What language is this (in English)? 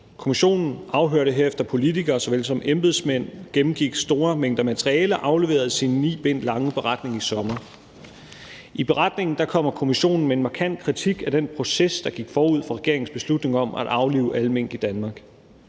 Danish